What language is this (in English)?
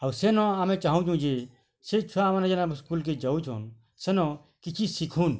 Odia